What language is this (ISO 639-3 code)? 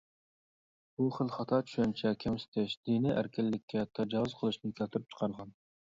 uig